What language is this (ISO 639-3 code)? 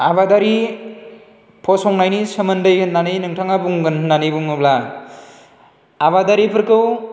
brx